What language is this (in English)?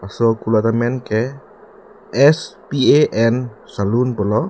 Karbi